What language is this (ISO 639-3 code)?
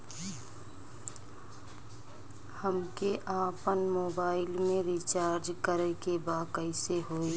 bho